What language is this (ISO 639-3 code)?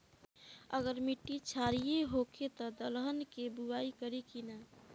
bho